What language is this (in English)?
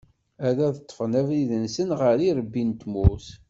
Kabyle